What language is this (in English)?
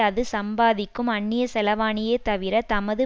Tamil